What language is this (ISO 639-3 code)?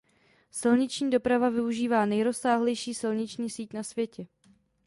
ces